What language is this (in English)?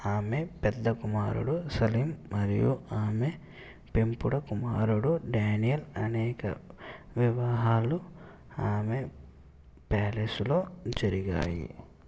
Telugu